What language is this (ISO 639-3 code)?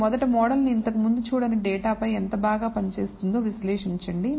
tel